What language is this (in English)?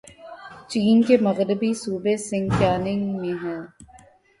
Urdu